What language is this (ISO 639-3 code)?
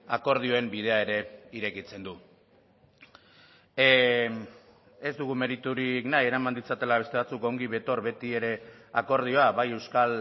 eus